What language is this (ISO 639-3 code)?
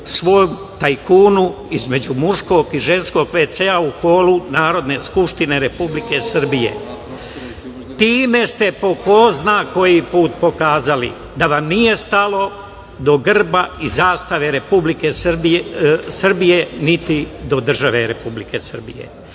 srp